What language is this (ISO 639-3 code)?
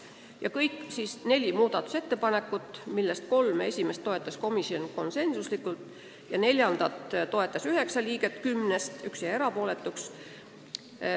est